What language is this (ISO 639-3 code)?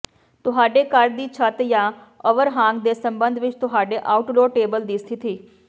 pan